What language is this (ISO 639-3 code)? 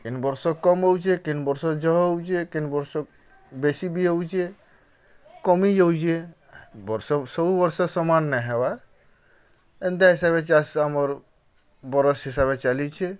ori